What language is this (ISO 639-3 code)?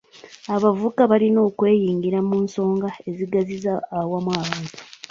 lug